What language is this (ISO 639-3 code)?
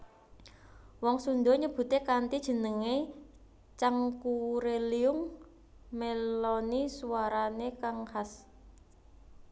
jav